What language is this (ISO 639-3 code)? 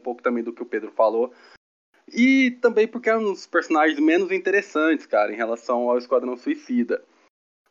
por